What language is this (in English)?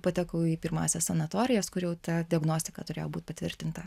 Lithuanian